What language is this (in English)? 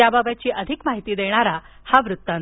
Marathi